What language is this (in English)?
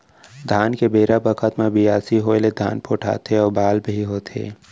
Chhattisgarhi